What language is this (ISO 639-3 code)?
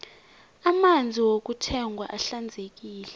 nbl